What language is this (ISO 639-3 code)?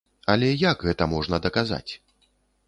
bel